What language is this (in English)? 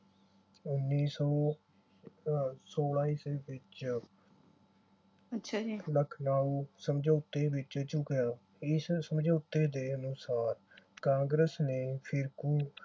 Punjabi